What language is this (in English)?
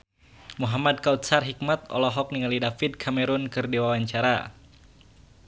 Sundanese